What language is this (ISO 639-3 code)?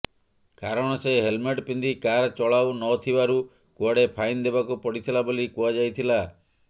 ori